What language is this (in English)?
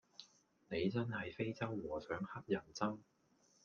Cantonese